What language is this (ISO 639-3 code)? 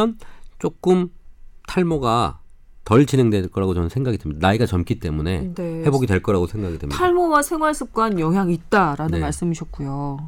kor